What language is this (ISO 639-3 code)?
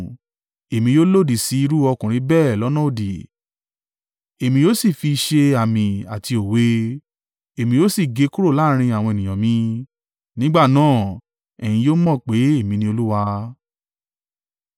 yor